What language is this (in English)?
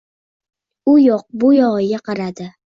Uzbek